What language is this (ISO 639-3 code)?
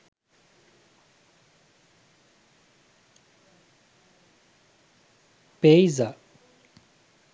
sin